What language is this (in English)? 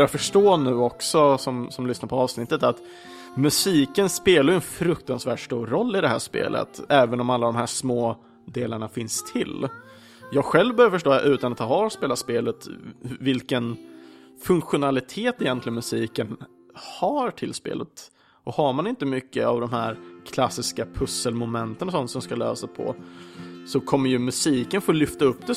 Swedish